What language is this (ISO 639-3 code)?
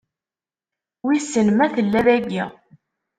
kab